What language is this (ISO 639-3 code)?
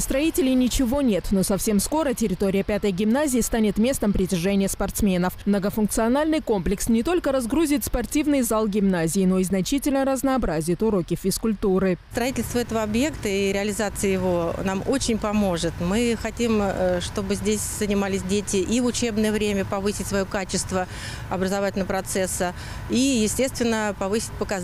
rus